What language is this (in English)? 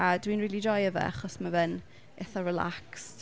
Welsh